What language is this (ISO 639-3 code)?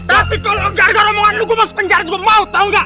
ind